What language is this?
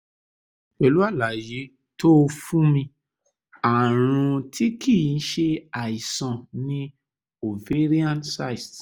Yoruba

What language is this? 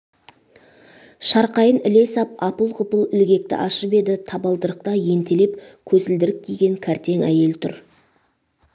Kazakh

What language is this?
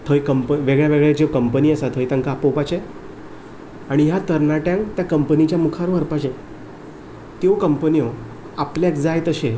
Konkani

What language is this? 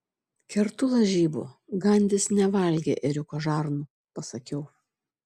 Lithuanian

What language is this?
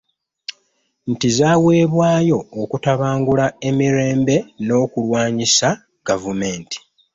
Ganda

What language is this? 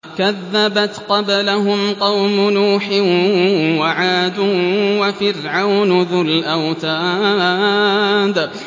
Arabic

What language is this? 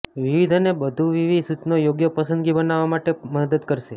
Gujarati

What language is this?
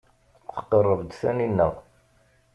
Kabyle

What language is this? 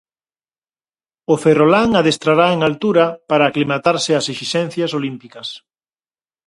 Galician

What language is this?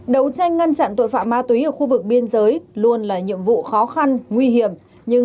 Vietnamese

